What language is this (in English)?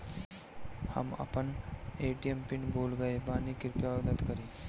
Bhojpuri